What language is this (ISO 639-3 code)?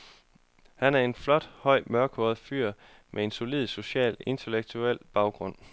dan